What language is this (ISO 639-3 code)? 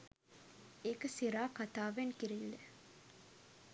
sin